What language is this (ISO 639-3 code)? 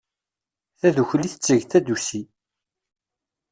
kab